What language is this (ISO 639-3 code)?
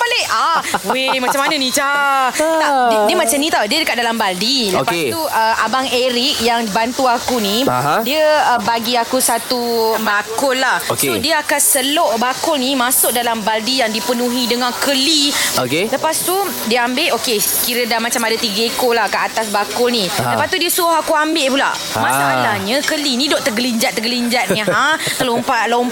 msa